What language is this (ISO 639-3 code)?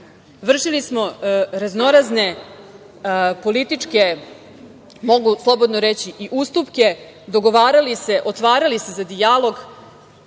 srp